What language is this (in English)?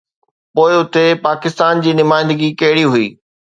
Sindhi